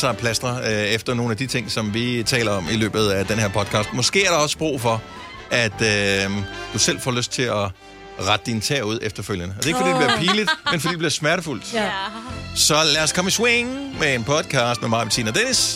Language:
Danish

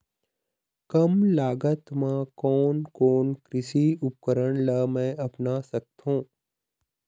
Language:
Chhattisgarhi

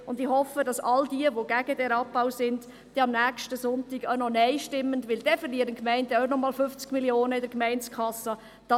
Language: Swiss German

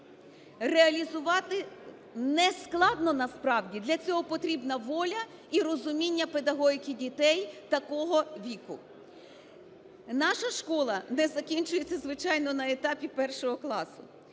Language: Ukrainian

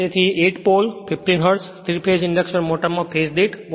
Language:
Gujarati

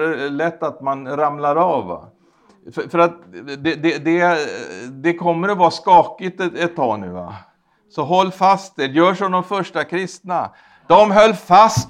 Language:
Swedish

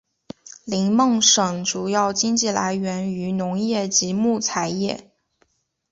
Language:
Chinese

